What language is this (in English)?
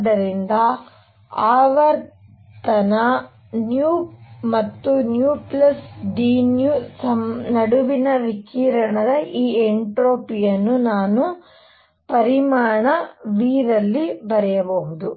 Kannada